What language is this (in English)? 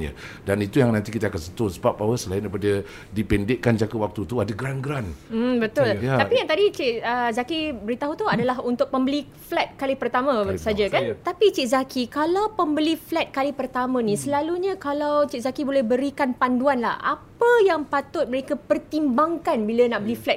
Malay